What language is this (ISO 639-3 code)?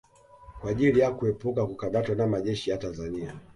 swa